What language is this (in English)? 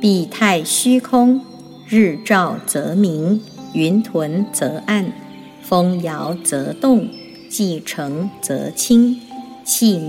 Chinese